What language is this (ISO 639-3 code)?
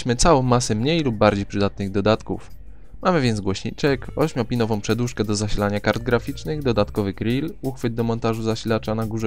pol